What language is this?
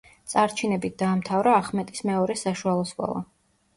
Georgian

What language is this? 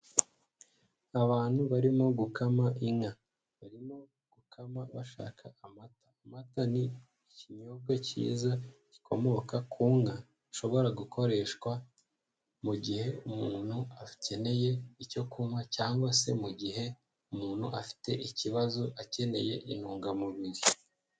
Kinyarwanda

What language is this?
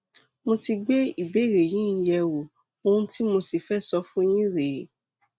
Yoruba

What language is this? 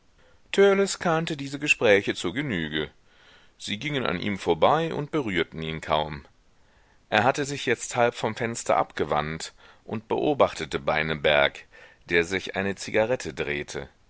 German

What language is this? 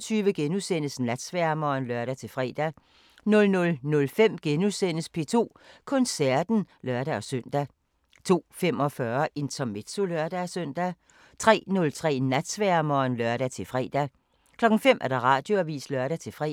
Danish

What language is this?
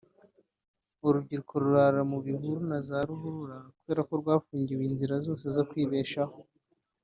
Kinyarwanda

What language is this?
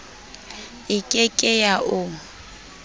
Southern Sotho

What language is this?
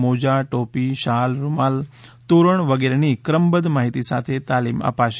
Gujarati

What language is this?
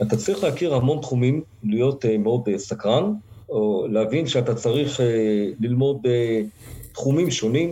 Hebrew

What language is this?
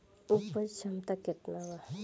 Bhojpuri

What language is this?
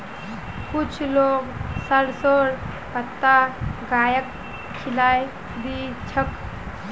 Magahi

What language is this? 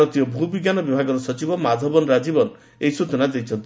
Odia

